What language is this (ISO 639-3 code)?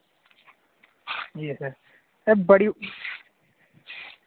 doi